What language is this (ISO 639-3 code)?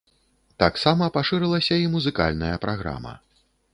bel